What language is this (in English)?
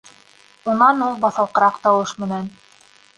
Bashkir